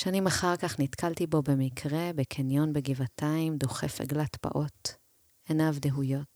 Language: Hebrew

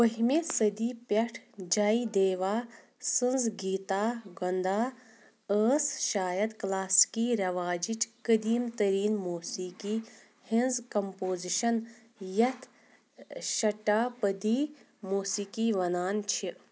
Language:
Kashmiri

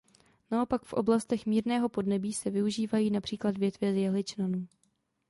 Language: Czech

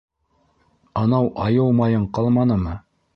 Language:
Bashkir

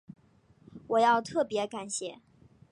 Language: Chinese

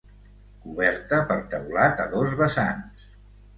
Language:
Catalan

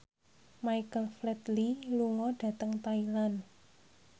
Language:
Javanese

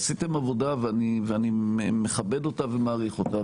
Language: Hebrew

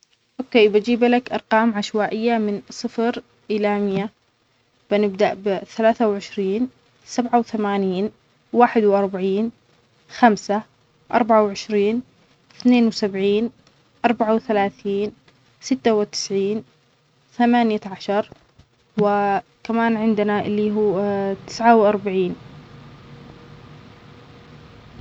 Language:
Omani Arabic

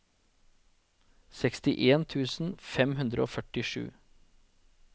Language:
Norwegian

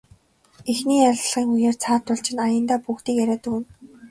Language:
Mongolian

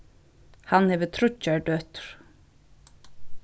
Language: Faroese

